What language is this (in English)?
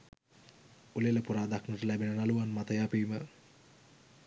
Sinhala